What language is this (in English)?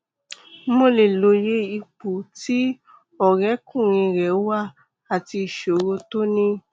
Yoruba